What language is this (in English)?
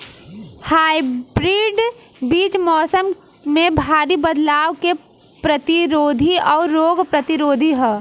Bhojpuri